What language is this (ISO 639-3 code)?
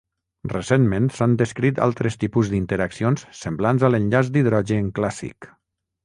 cat